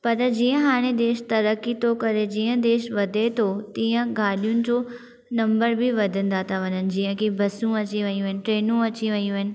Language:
Sindhi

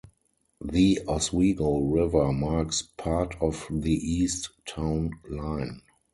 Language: English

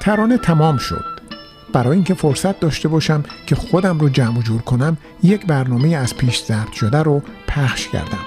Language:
Persian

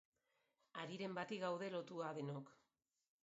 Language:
Basque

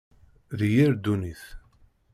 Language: Kabyle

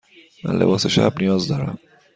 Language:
Persian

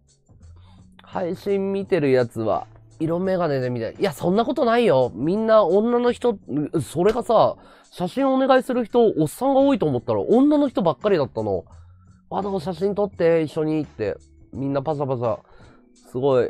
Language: Japanese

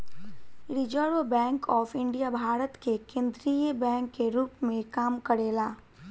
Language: Bhojpuri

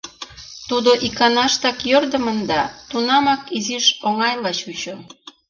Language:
Mari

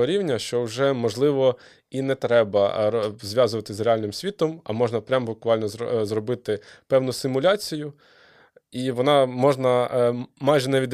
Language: Ukrainian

